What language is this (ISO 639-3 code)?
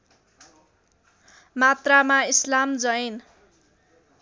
nep